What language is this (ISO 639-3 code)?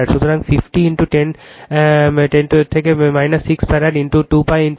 ben